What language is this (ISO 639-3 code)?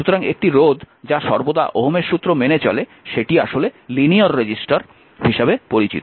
ben